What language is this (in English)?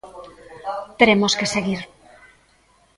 Galician